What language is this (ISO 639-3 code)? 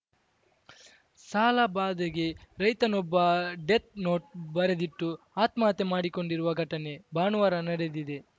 kan